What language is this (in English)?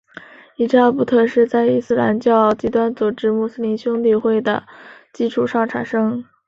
Chinese